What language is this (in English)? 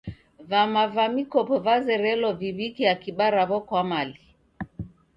Taita